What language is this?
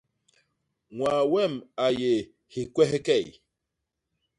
Basaa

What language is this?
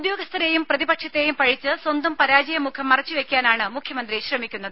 Malayalam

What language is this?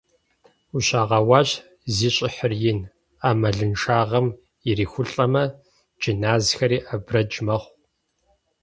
Kabardian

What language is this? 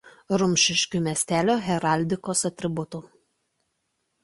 Lithuanian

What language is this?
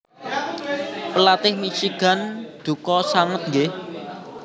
Javanese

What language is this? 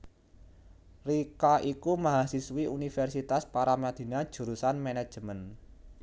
Javanese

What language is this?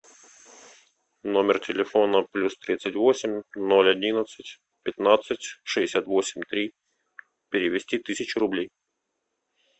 Russian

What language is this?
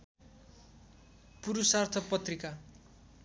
Nepali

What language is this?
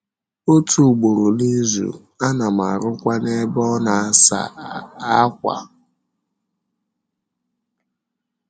Igbo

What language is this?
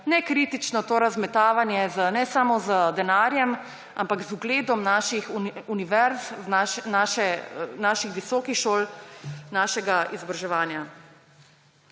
Slovenian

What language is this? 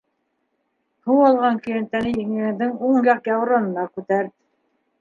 Bashkir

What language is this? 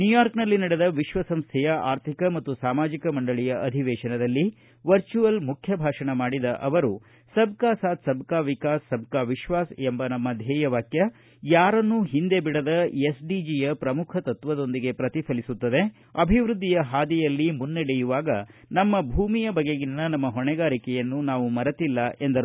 Kannada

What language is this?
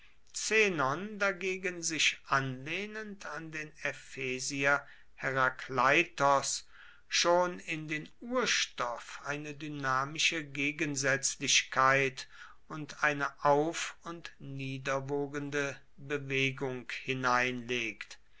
German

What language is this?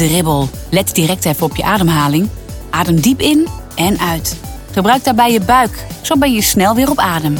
Dutch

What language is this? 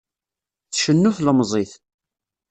Kabyle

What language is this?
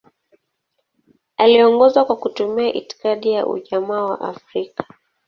Swahili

